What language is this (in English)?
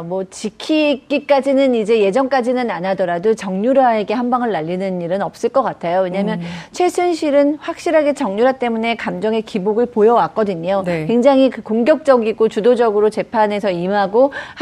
Korean